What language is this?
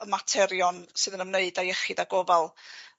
Welsh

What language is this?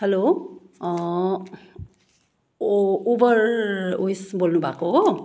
Nepali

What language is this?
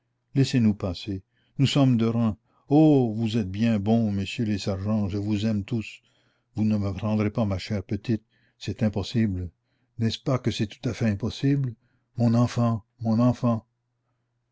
French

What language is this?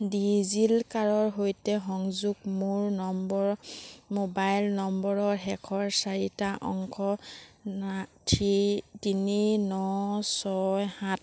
Assamese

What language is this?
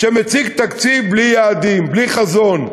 Hebrew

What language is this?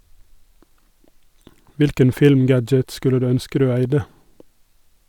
Norwegian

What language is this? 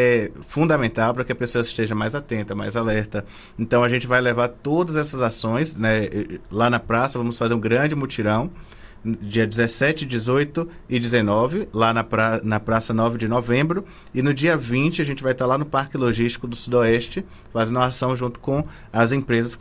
Portuguese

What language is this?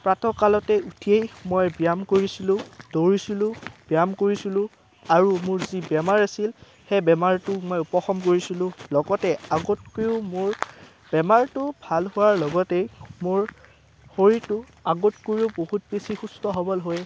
Assamese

